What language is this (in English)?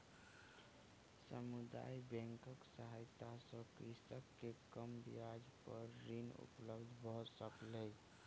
Maithili